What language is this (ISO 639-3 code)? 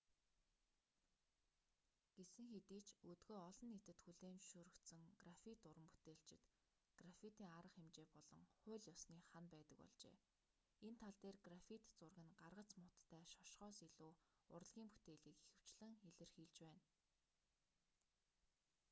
mon